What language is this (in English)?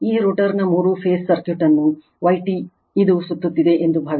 Kannada